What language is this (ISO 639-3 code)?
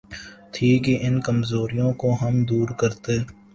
urd